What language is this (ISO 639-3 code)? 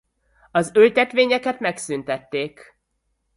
hun